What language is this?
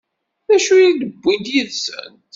Kabyle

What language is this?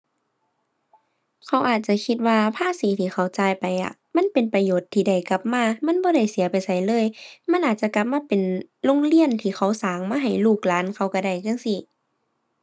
Thai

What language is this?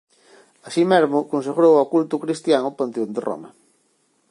Galician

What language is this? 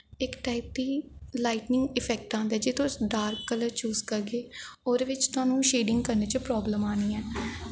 Dogri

